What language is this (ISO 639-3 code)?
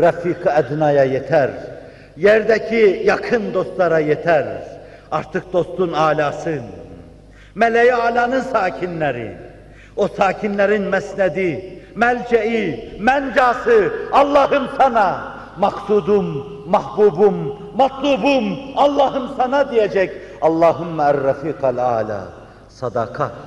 tur